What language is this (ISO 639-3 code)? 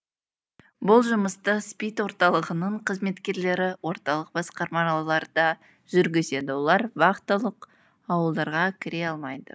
kaz